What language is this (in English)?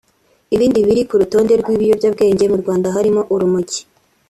Kinyarwanda